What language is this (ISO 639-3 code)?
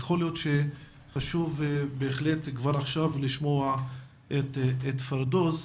heb